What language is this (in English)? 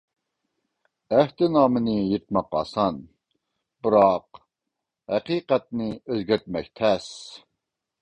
Uyghur